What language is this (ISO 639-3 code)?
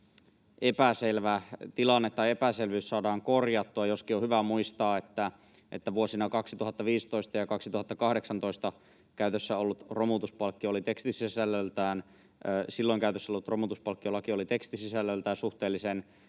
fin